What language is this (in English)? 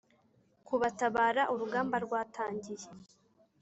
Kinyarwanda